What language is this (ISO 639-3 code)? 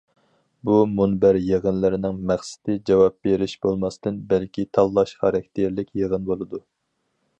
uig